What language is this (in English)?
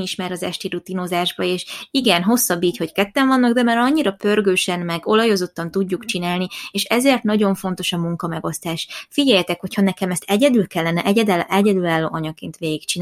Hungarian